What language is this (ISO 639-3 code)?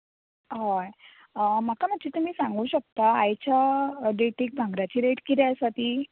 kok